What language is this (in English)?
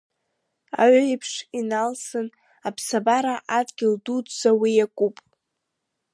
Abkhazian